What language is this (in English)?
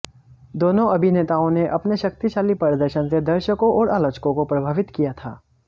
Hindi